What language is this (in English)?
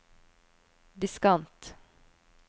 Norwegian